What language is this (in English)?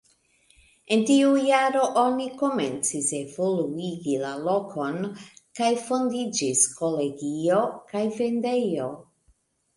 Esperanto